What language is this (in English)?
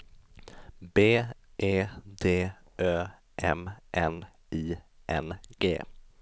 Swedish